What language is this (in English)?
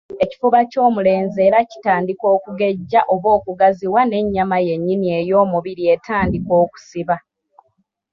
Ganda